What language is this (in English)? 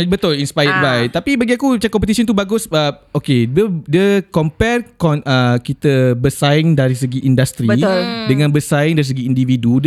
Malay